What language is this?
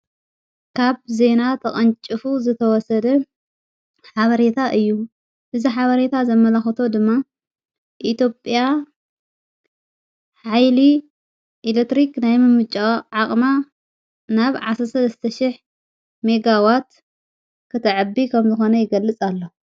Tigrinya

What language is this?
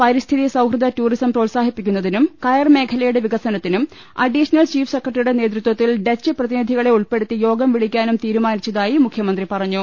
Malayalam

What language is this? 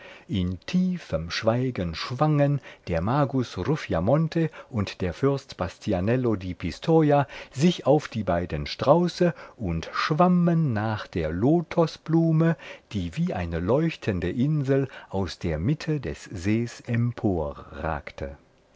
German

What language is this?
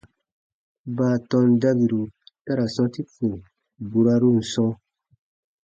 Baatonum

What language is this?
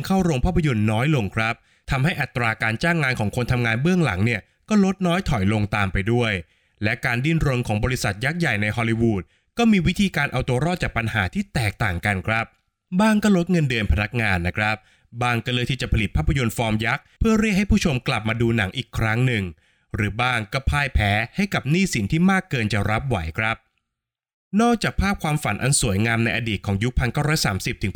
Thai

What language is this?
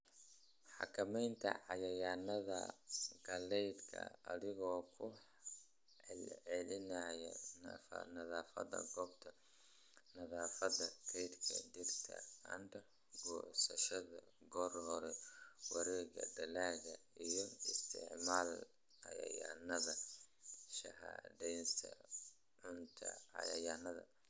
Somali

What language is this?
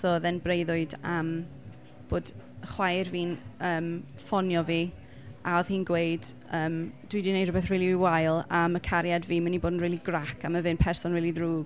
Welsh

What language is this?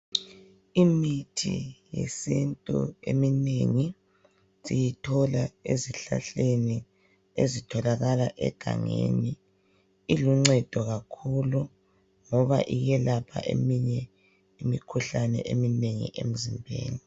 North Ndebele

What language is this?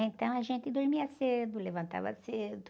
Portuguese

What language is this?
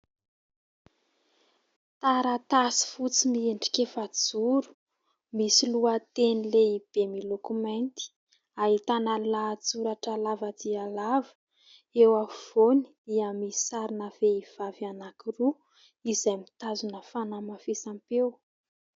Malagasy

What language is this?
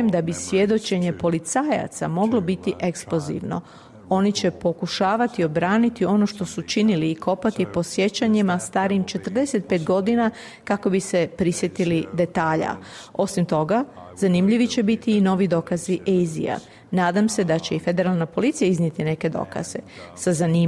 Croatian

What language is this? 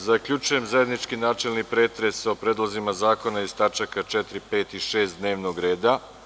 Serbian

